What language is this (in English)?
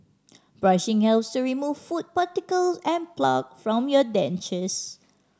English